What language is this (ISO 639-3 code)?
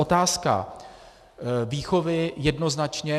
ces